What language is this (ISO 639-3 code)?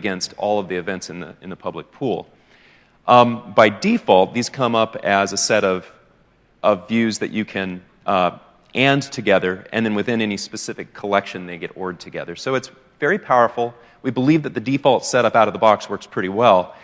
eng